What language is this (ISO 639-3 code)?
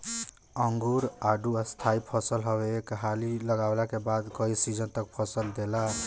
bho